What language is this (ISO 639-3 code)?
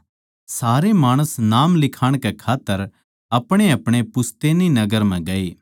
bgc